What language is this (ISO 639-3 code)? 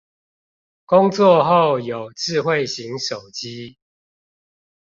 zho